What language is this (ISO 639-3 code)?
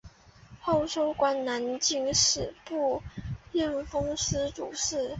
zho